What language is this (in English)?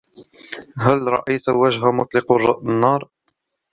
Arabic